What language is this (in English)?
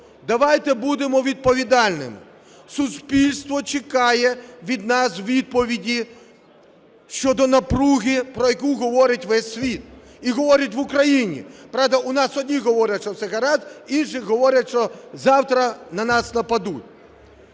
Ukrainian